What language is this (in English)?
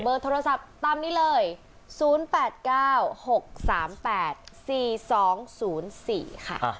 Thai